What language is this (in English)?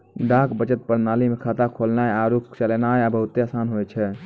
Maithili